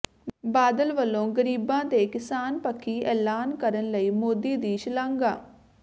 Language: Punjabi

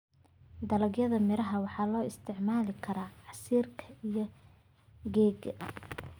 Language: Somali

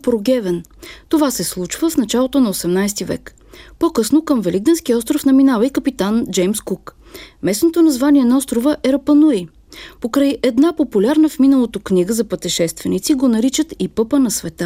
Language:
Bulgarian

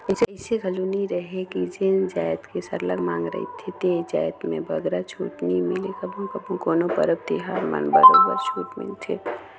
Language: Chhattisgarhi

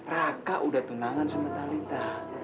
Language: Indonesian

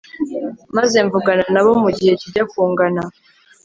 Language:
Kinyarwanda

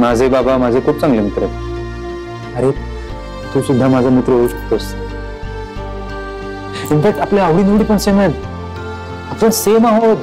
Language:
Marathi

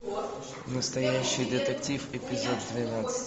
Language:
Russian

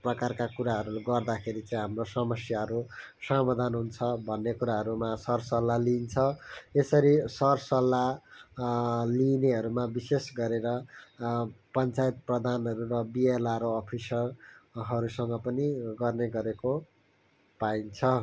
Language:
Nepali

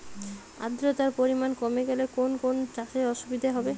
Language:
Bangla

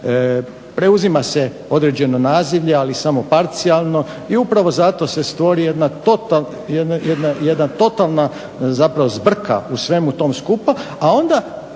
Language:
Croatian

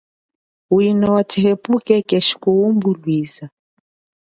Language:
Chokwe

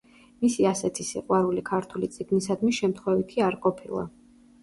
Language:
Georgian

